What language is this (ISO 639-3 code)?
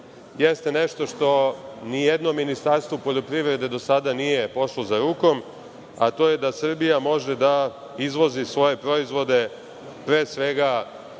srp